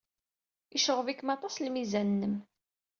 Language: Kabyle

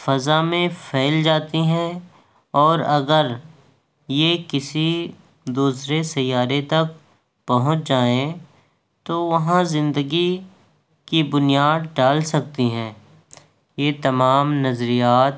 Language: Urdu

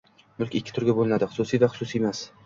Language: Uzbek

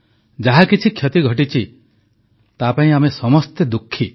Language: Odia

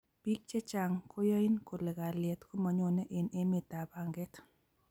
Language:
Kalenjin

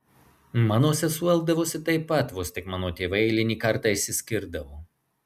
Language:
Lithuanian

